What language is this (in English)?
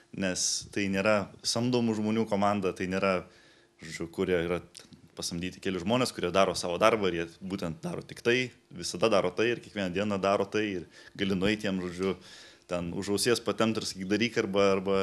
Lithuanian